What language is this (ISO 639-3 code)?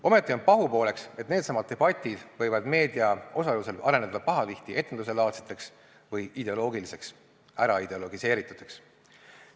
est